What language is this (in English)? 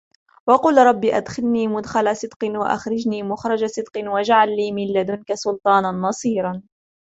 Arabic